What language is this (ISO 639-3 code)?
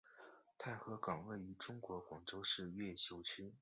zho